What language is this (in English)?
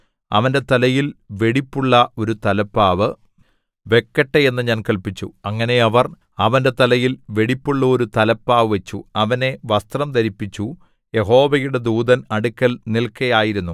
Malayalam